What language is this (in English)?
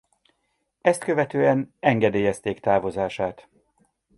Hungarian